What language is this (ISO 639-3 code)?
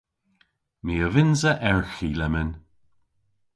cor